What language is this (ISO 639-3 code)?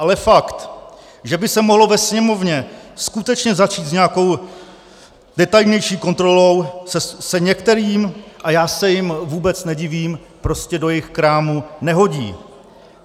ces